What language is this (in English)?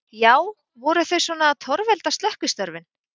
Icelandic